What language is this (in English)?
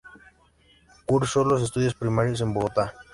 Spanish